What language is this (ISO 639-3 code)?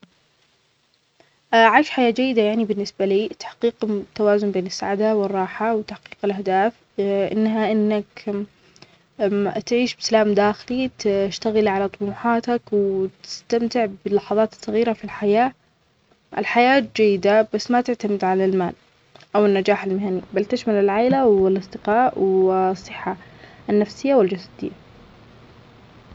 acx